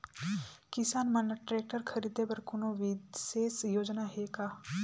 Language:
Chhattisgarhi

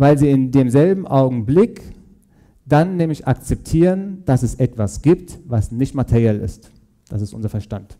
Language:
German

